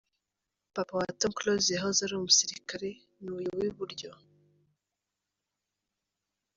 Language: Kinyarwanda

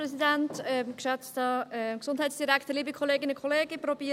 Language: Swiss German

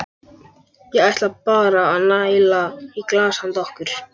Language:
Icelandic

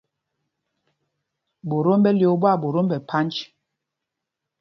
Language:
Mpumpong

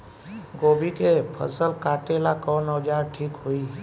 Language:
Bhojpuri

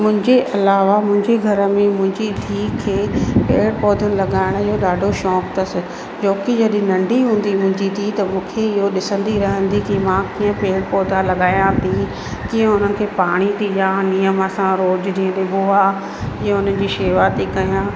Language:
Sindhi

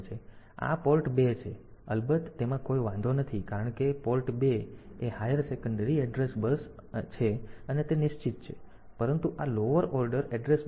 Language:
Gujarati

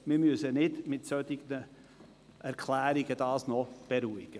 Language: Swiss German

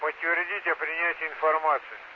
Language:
Russian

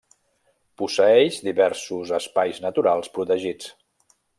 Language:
Catalan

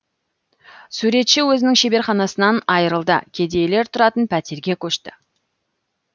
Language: Kazakh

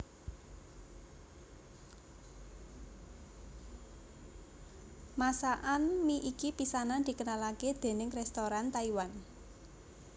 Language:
Javanese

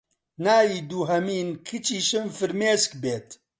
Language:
Central Kurdish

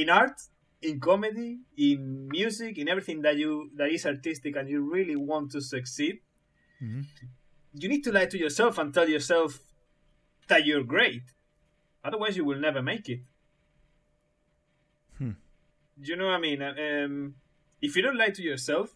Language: English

